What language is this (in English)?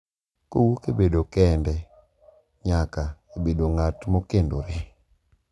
Luo (Kenya and Tanzania)